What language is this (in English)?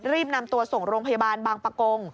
Thai